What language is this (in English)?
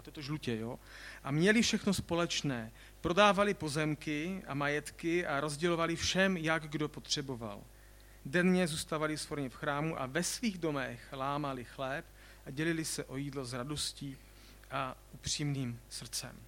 Czech